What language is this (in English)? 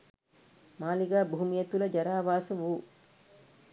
Sinhala